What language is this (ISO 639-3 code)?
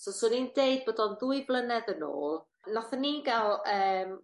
cym